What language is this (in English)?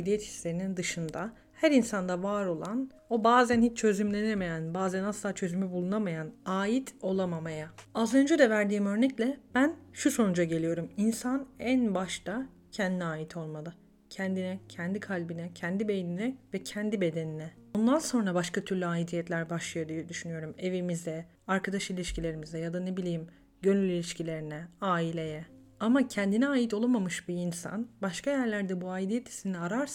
Turkish